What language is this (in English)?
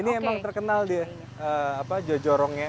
Indonesian